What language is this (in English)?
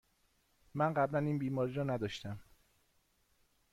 Persian